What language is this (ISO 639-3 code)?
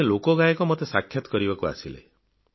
ori